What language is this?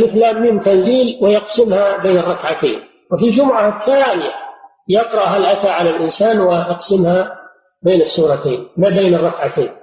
Arabic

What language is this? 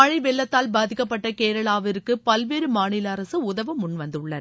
Tamil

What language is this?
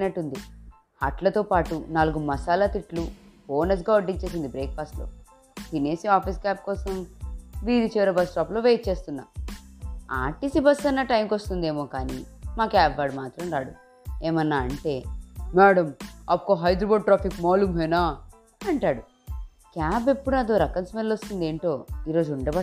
Telugu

